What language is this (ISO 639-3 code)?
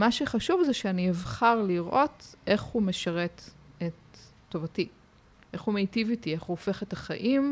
heb